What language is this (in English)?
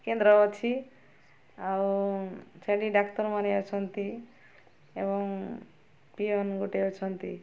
Odia